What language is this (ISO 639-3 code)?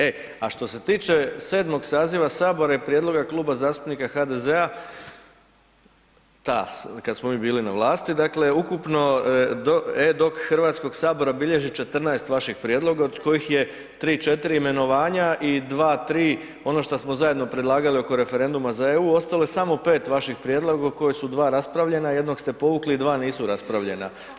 hrv